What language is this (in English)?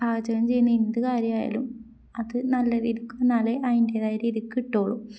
Malayalam